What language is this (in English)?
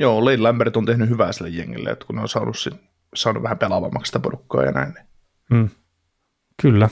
Finnish